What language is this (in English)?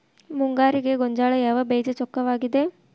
Kannada